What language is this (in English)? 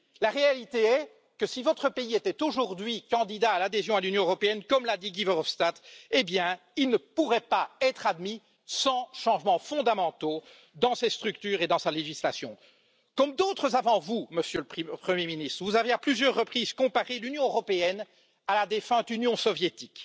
French